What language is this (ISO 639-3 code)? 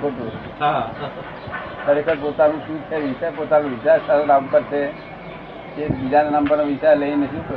guj